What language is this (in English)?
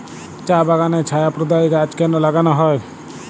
Bangla